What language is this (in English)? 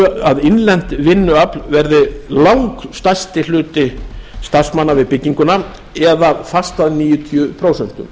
Icelandic